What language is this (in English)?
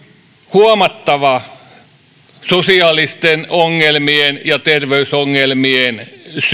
Finnish